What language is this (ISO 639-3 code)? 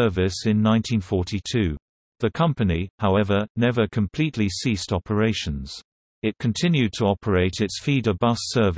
eng